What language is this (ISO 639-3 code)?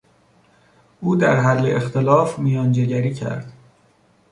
fas